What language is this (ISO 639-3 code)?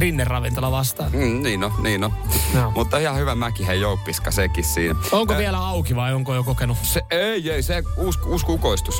fin